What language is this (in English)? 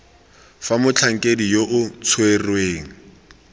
Tswana